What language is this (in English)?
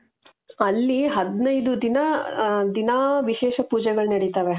Kannada